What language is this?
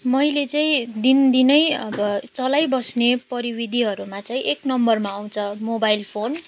Nepali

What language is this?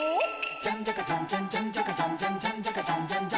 Japanese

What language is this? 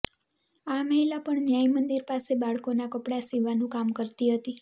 Gujarati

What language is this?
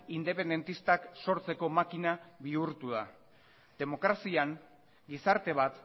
Basque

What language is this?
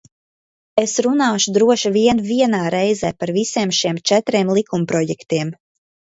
Latvian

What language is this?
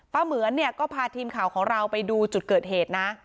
Thai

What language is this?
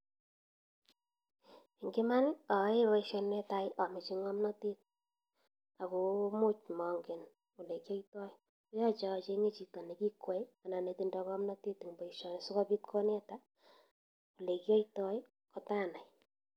Kalenjin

